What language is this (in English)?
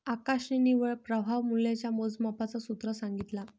Marathi